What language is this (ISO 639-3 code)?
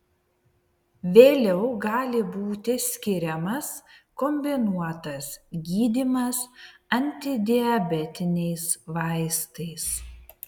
lit